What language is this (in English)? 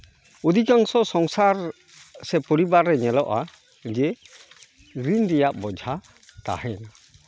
Santali